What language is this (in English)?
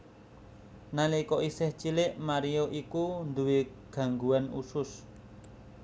Javanese